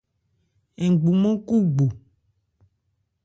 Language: Ebrié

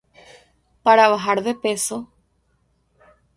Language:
Spanish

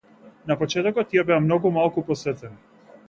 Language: Macedonian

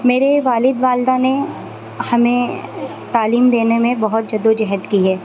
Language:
Urdu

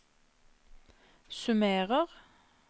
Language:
Norwegian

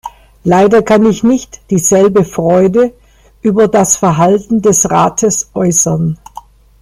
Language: German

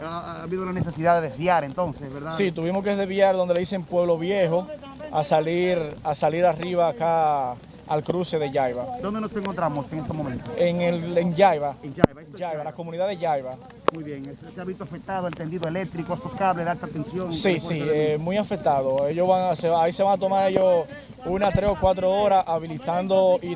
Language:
Spanish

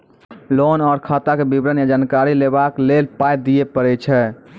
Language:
Maithili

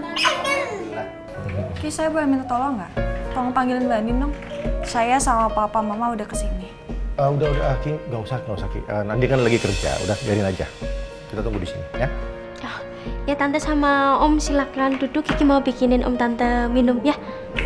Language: Indonesian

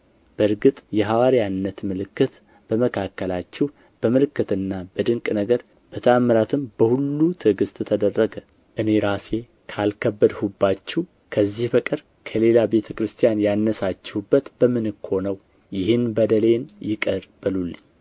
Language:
Amharic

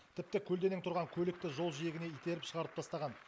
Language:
Kazakh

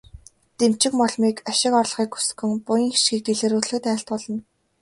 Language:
Mongolian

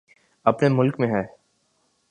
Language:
Urdu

